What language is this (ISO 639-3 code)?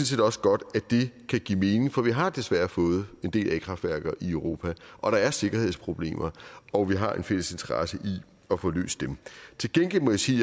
dan